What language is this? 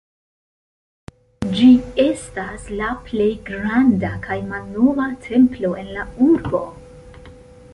Esperanto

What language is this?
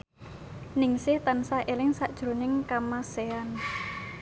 Javanese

